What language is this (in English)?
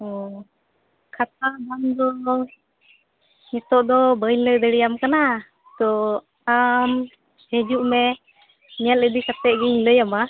Santali